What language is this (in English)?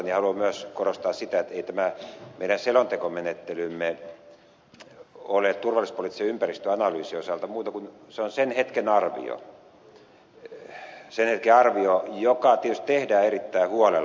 Finnish